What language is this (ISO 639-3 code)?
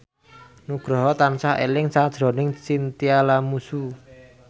jav